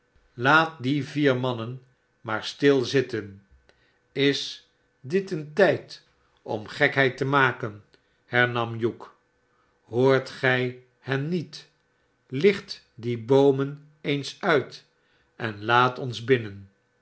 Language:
Dutch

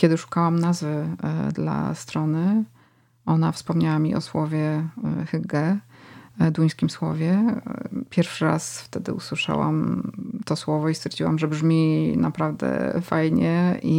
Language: Polish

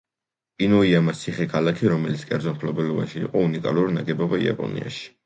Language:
Georgian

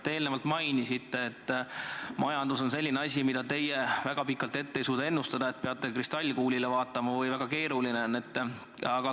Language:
Estonian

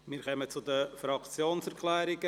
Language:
Swiss German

